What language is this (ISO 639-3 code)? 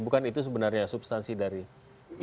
ind